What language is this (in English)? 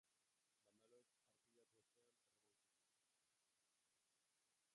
Basque